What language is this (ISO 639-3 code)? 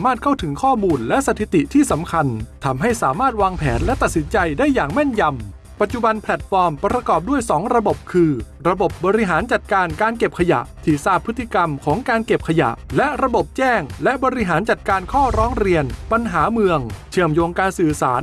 tha